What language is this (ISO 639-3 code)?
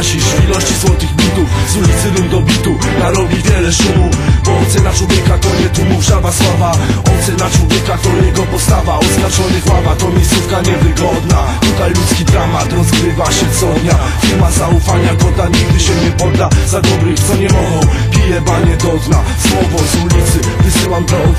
pol